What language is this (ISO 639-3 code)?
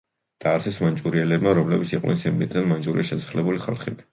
kat